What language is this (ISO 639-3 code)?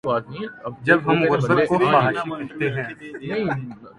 urd